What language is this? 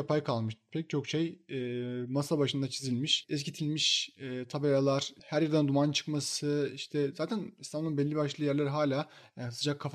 Turkish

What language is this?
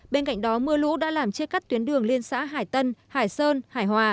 Vietnamese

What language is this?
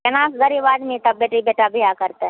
Maithili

